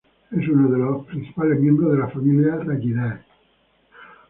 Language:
Spanish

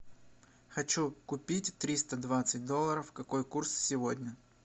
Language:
Russian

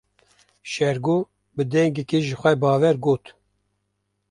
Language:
Kurdish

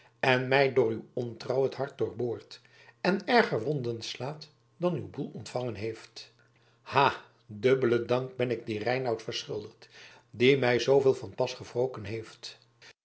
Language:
Dutch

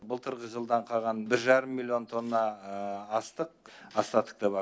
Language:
Kazakh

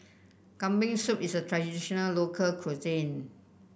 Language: English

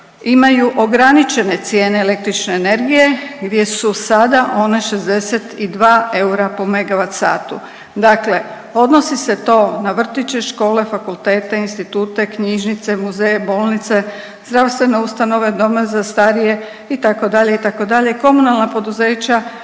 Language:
Croatian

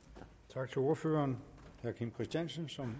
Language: Danish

